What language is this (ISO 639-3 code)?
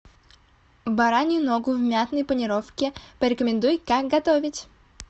rus